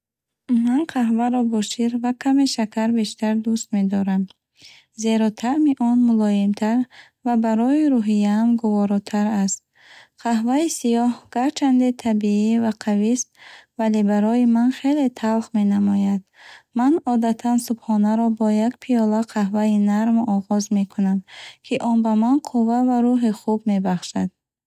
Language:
Bukharic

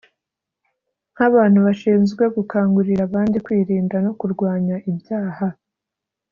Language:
Kinyarwanda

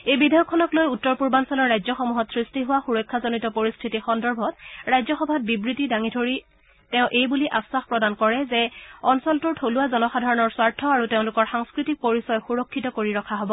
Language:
Assamese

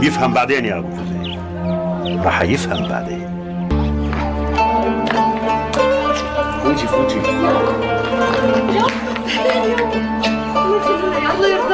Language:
Arabic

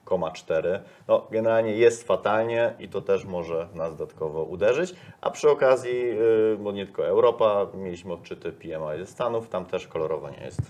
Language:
Polish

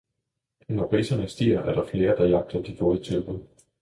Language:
Danish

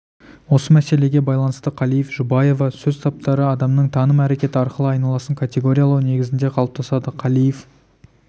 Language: Kazakh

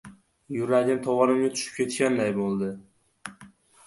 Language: Uzbek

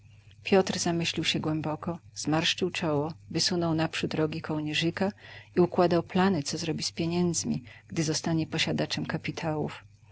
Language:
Polish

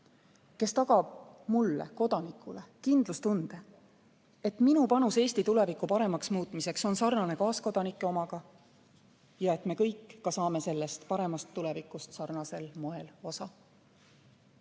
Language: Estonian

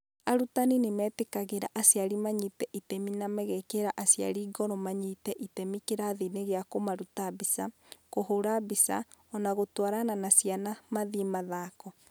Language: Kikuyu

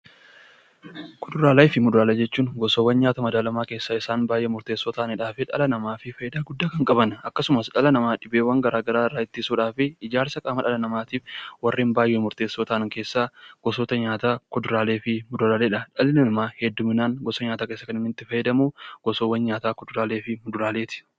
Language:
Oromo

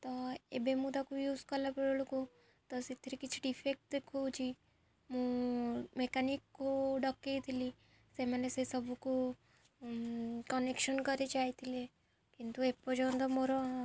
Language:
Odia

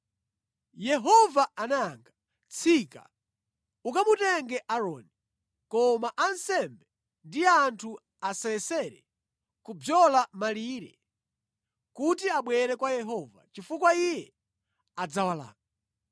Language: Nyanja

